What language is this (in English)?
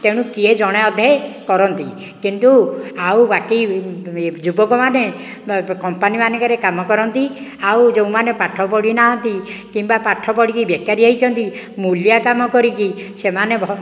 Odia